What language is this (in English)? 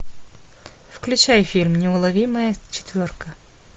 Russian